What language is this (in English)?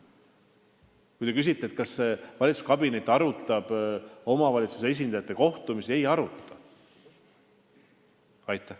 Estonian